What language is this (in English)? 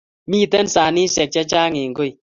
Kalenjin